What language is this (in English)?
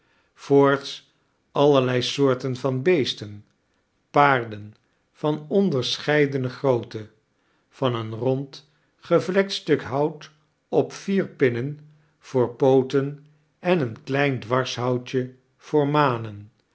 Dutch